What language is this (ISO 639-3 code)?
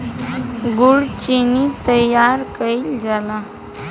bho